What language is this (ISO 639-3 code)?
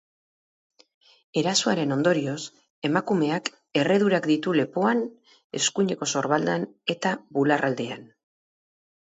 eus